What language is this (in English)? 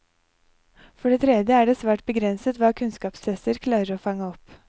Norwegian